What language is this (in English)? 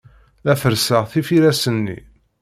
Kabyle